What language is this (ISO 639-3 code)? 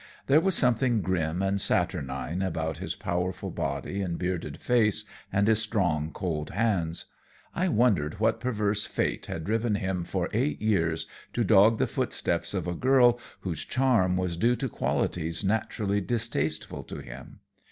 eng